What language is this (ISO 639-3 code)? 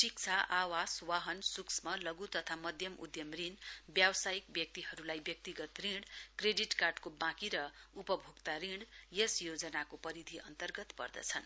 nep